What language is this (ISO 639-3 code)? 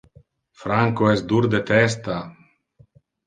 ina